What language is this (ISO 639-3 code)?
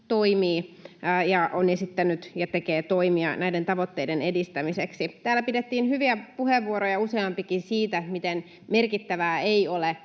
fin